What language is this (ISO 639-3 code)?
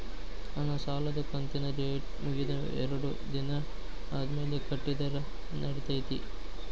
kan